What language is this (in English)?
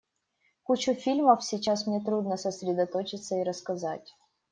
Russian